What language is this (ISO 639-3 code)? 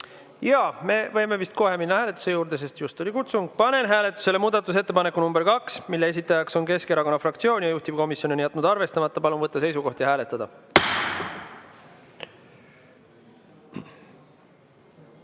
est